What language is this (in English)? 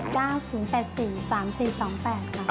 Thai